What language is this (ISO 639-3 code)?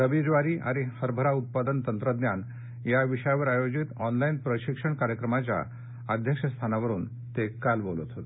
mar